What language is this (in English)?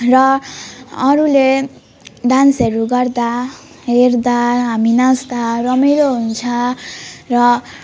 Nepali